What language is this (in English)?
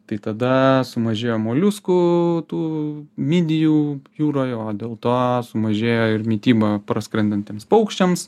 Lithuanian